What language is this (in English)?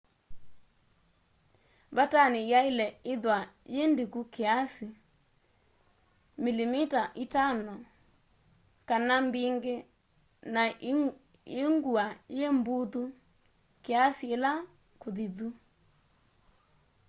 Kamba